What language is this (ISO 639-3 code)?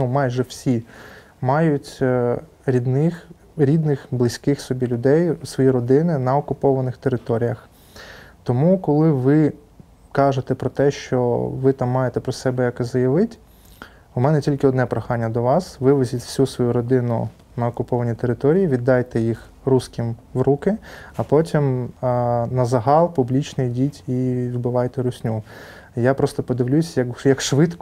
ukr